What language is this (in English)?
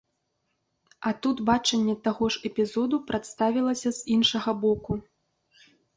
Belarusian